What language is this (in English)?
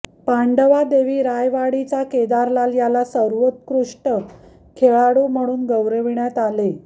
Marathi